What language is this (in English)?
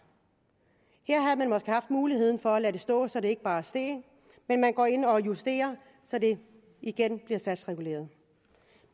Danish